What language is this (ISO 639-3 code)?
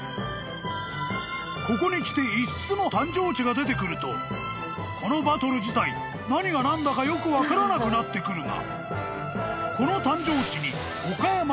jpn